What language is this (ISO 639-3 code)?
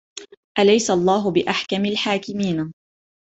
ara